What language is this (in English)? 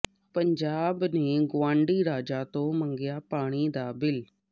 Punjabi